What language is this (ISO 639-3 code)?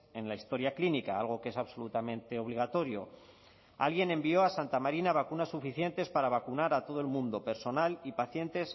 spa